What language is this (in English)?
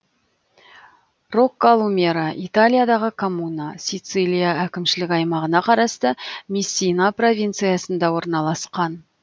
Kazakh